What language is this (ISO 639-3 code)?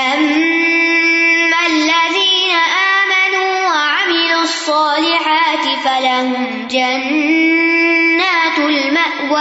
urd